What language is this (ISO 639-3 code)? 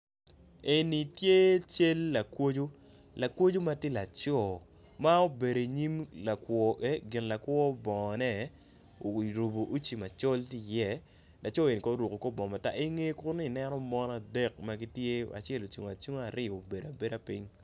ach